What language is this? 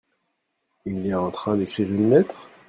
French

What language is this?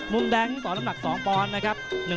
Thai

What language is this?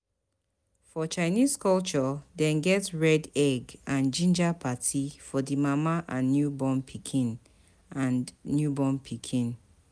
Nigerian Pidgin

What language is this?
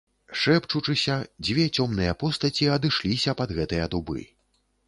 Belarusian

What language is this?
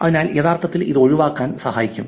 Malayalam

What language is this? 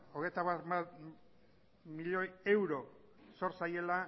Basque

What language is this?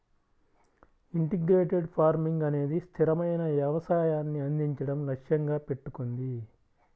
Telugu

